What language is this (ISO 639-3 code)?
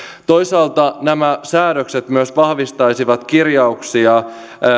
fin